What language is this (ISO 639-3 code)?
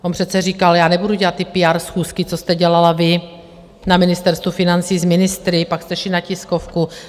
ces